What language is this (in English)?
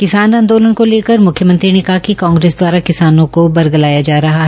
Hindi